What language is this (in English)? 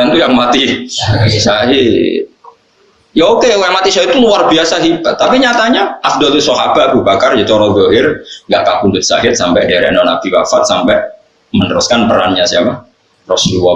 Indonesian